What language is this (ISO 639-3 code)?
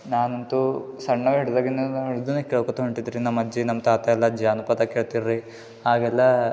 kan